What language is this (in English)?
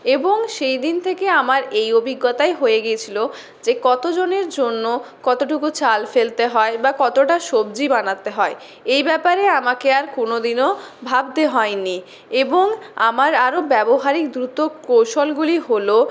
Bangla